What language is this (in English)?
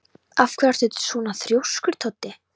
Icelandic